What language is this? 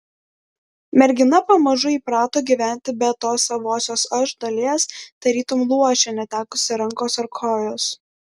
Lithuanian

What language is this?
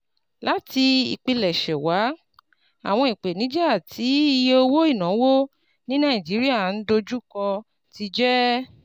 Yoruba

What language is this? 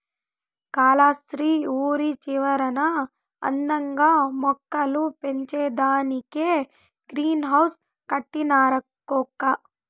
Telugu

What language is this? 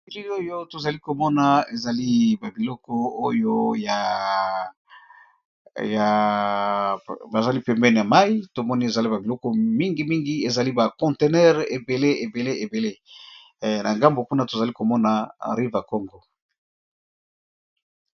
Lingala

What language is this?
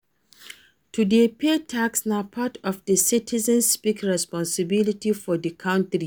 Nigerian Pidgin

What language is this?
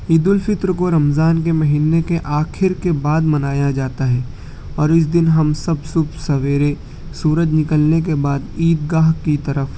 Urdu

